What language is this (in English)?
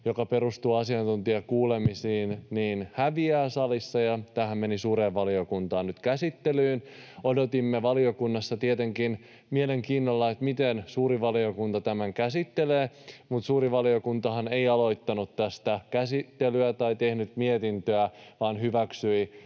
Finnish